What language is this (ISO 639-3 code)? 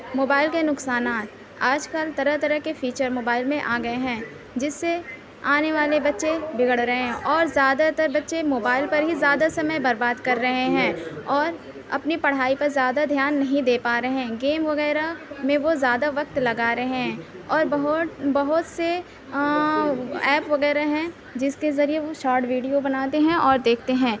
urd